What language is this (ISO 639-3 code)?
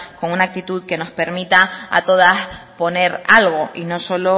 spa